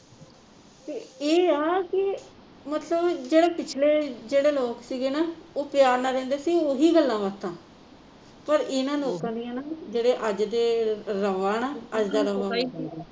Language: Punjabi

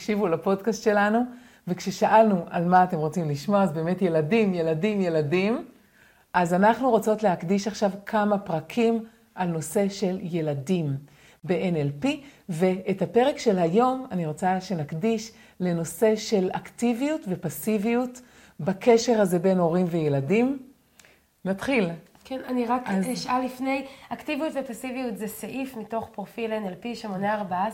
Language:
Hebrew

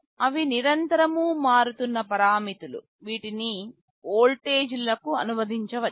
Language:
Telugu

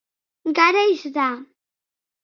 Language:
Basque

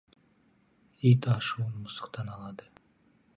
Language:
Kazakh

